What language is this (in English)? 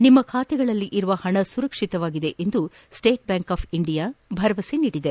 Kannada